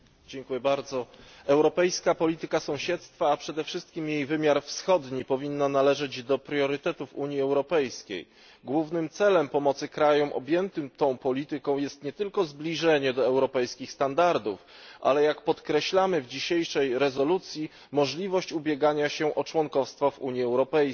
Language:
Polish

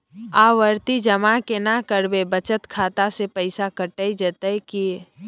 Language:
Maithili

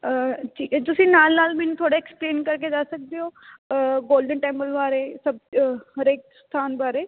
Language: Punjabi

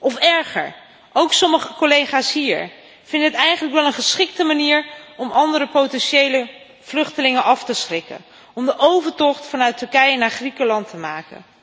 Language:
Dutch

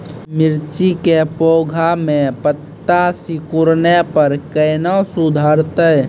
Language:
Maithili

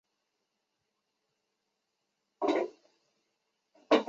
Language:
Chinese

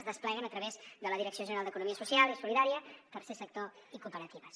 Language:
Catalan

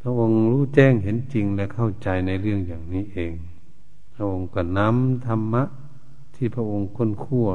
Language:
Thai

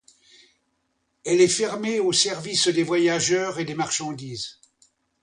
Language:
French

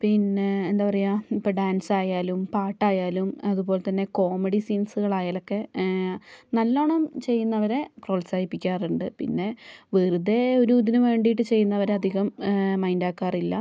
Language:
Malayalam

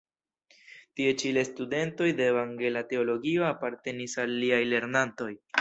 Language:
Esperanto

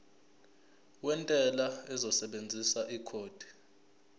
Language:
Zulu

